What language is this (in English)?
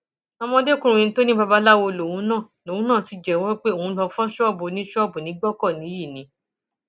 Yoruba